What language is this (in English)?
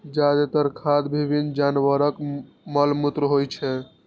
Maithili